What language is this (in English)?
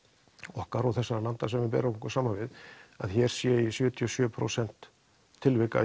Icelandic